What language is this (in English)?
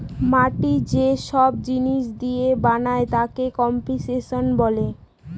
Bangla